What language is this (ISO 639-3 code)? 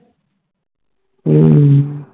pan